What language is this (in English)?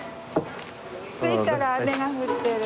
Japanese